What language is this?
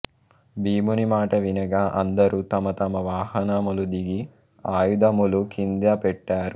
Telugu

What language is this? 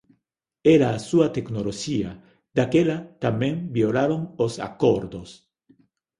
Galician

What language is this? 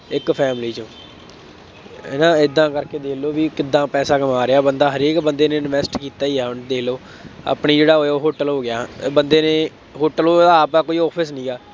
Punjabi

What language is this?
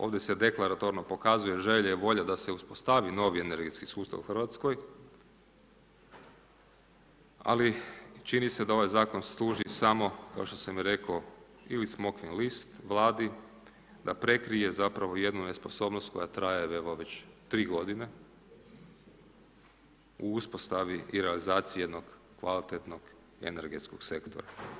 Croatian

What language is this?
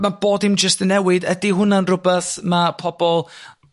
Welsh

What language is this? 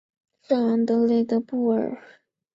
Chinese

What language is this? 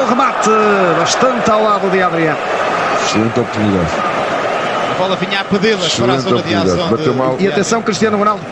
Portuguese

